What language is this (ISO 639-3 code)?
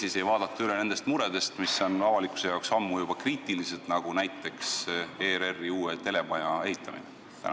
est